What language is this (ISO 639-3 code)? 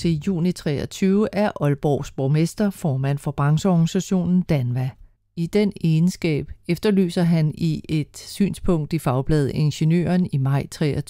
dan